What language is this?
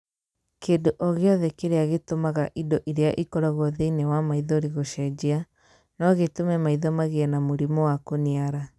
Kikuyu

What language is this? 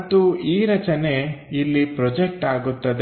Kannada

